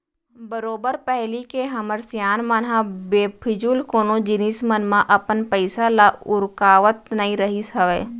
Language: Chhattisgarhi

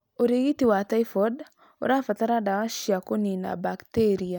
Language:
Kikuyu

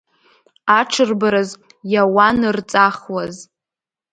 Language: Abkhazian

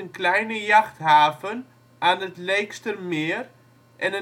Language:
Dutch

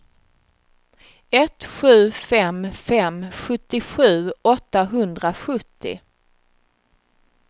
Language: Swedish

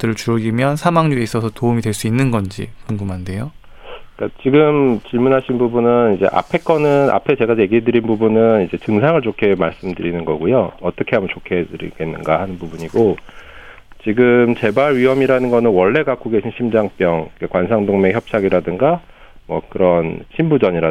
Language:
Korean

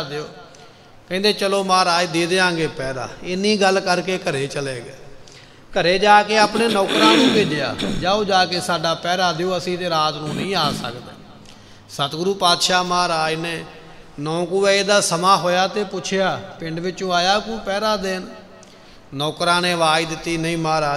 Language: Punjabi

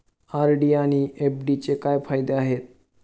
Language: Marathi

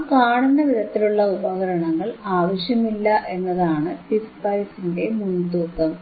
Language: Malayalam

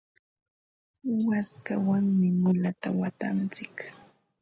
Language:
Ambo-Pasco Quechua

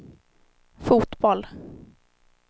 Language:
Swedish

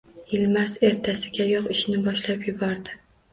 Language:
Uzbek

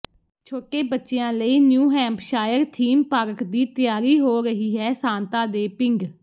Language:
Punjabi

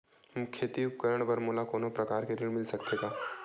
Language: Chhattisgarhi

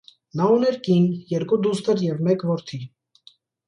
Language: Armenian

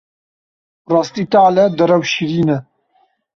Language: Kurdish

